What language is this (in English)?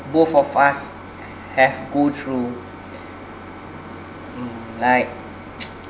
English